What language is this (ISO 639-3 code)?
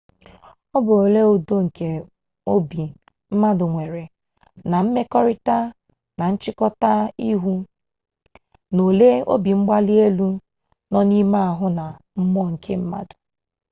ibo